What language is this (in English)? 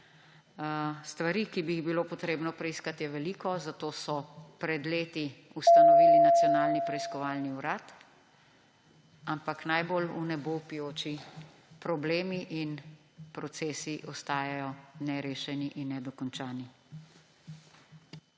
Slovenian